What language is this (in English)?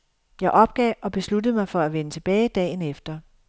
Danish